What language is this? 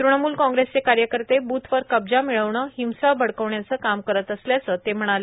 Marathi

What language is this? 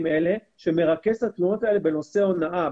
Hebrew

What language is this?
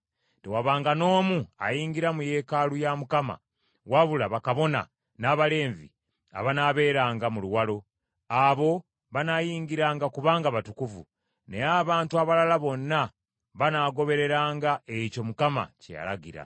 Ganda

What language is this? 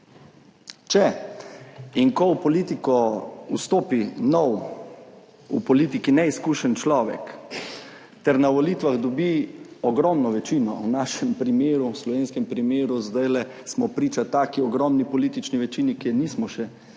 Slovenian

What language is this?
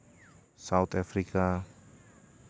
Santali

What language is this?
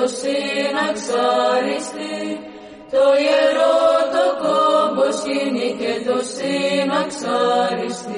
Greek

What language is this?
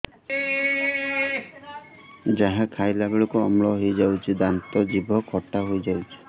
Odia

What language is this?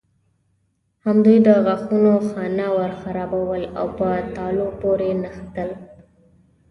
Pashto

